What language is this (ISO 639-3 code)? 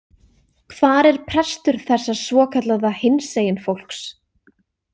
isl